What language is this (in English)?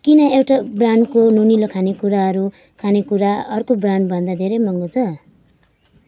Nepali